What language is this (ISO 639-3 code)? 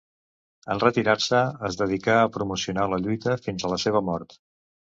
cat